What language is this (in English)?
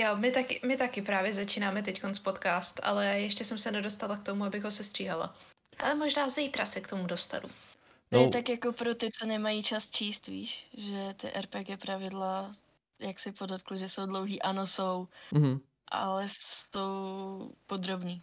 Czech